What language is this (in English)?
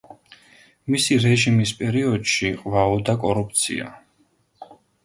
Georgian